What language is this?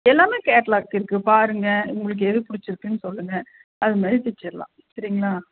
Tamil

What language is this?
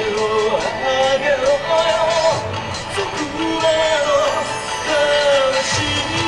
Japanese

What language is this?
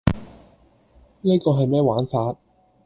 Cantonese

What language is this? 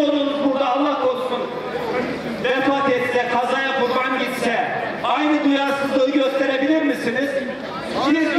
Turkish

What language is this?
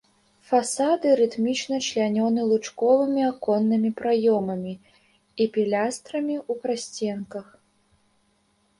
Belarusian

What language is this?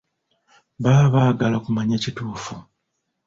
Ganda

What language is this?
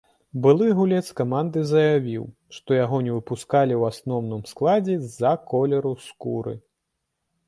Belarusian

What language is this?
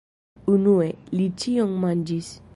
Esperanto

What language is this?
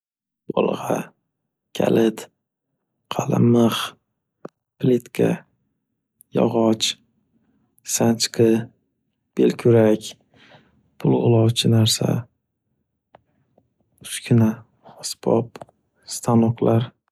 Uzbek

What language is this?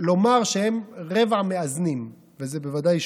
Hebrew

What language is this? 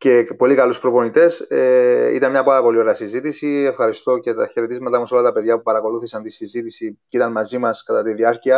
Greek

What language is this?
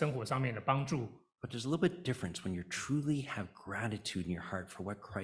Chinese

